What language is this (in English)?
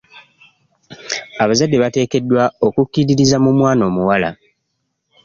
Ganda